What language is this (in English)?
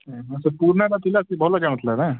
Odia